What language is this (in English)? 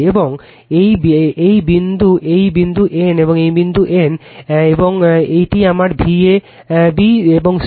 Bangla